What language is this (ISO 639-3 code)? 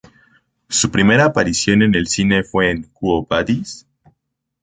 spa